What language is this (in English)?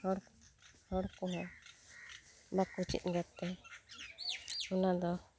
Santali